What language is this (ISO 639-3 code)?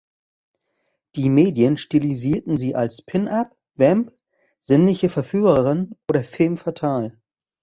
deu